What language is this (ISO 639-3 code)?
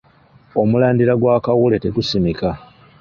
lug